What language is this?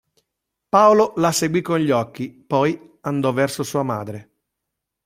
Italian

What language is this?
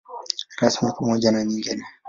Swahili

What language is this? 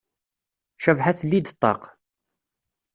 Kabyle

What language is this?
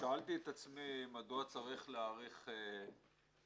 Hebrew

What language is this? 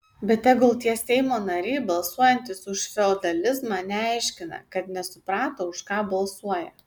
Lithuanian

